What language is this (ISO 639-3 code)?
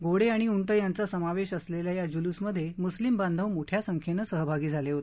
mar